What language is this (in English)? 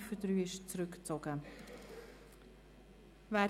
Swiss German